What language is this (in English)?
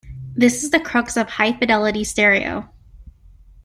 English